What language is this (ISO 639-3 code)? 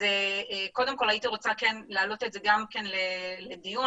heb